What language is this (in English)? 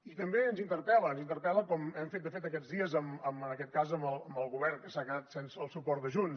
Catalan